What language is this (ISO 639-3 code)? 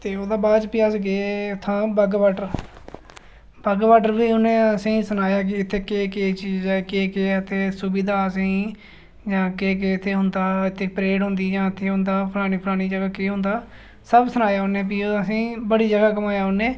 doi